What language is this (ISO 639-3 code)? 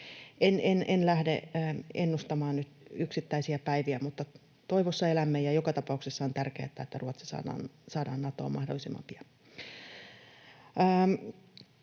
fin